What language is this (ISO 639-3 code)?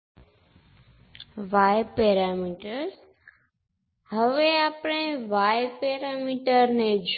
guj